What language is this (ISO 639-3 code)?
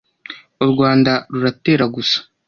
kin